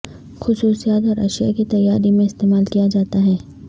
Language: Urdu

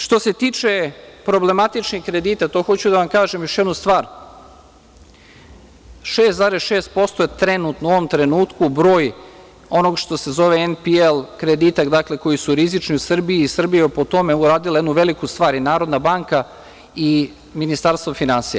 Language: Serbian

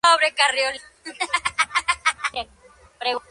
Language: Spanish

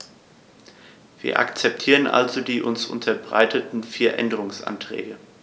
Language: German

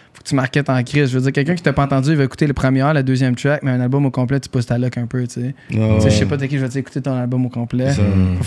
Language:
French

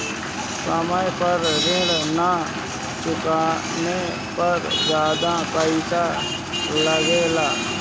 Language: Bhojpuri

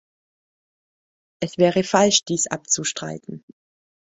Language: German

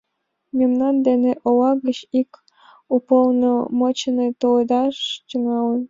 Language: Mari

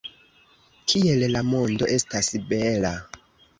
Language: Esperanto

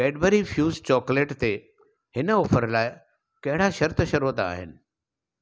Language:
Sindhi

